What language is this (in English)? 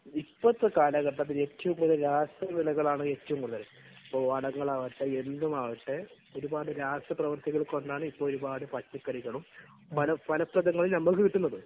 Malayalam